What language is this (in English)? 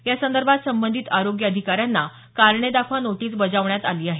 Marathi